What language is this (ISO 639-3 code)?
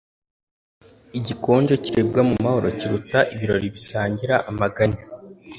kin